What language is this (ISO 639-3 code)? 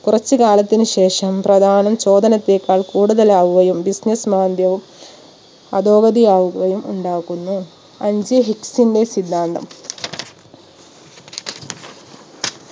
mal